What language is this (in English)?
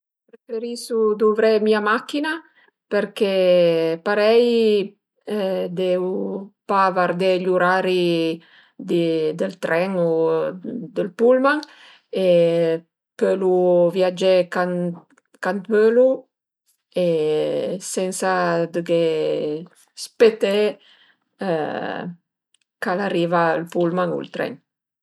Piedmontese